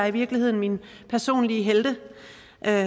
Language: Danish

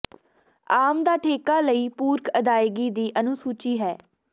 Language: Punjabi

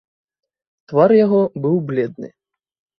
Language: Belarusian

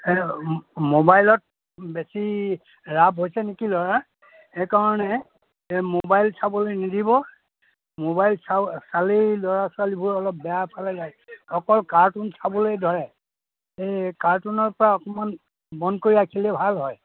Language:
Assamese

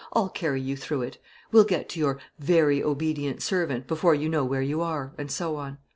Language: English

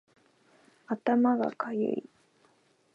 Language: Japanese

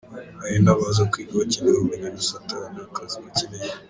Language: Kinyarwanda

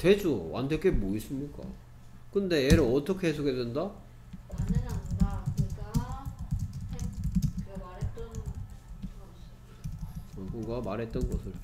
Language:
Korean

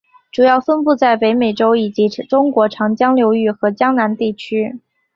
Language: Chinese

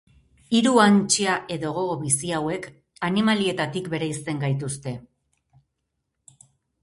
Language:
Basque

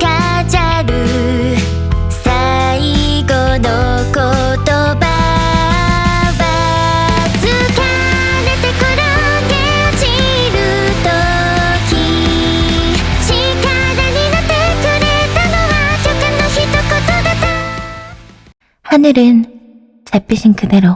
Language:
Korean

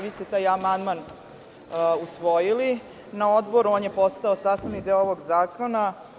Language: Serbian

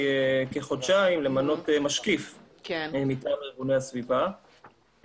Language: Hebrew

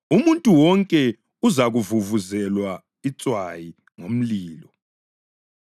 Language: North Ndebele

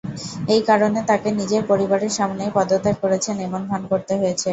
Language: Bangla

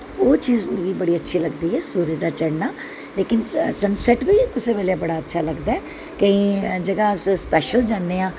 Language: Dogri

